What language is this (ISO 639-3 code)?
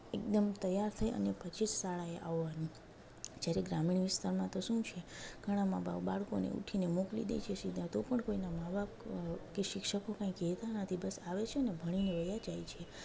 guj